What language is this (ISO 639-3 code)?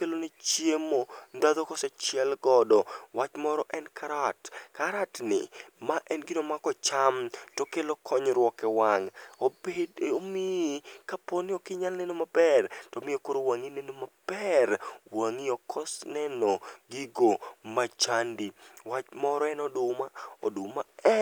luo